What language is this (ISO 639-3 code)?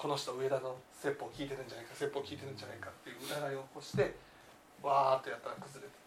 jpn